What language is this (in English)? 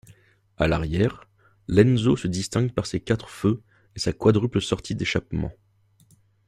French